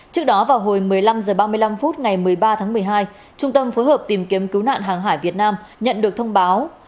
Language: Vietnamese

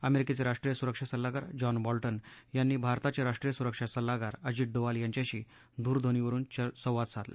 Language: Marathi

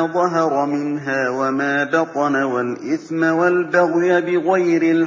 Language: Arabic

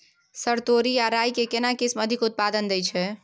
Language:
Maithili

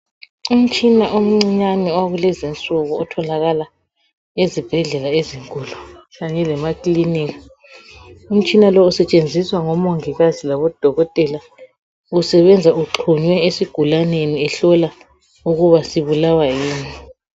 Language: North Ndebele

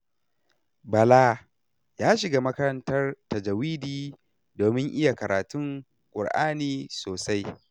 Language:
Hausa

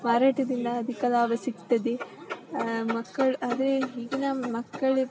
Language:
Kannada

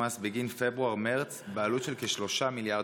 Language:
Hebrew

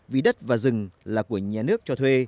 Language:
Vietnamese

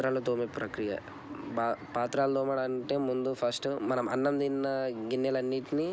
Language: Telugu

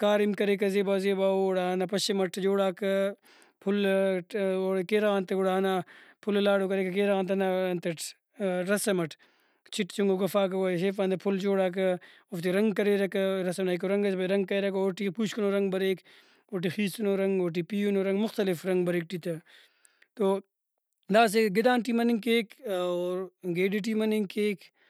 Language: Brahui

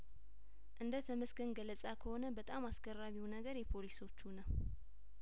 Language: Amharic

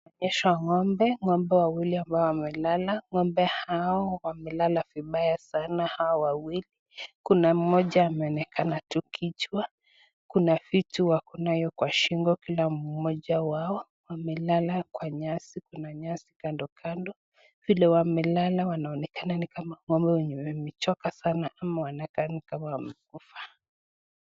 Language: Swahili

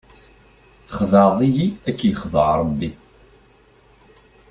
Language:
Kabyle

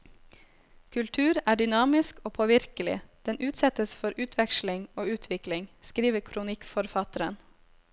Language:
Norwegian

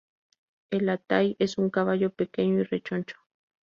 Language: Spanish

